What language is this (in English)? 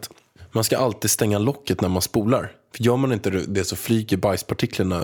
Swedish